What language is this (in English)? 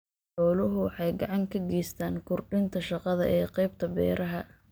Somali